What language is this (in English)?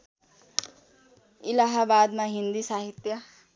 Nepali